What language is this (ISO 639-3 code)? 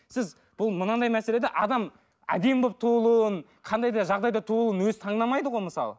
kaz